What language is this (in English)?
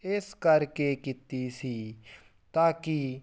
Punjabi